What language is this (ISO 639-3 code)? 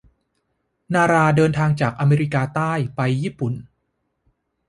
tha